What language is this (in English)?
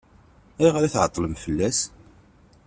Kabyle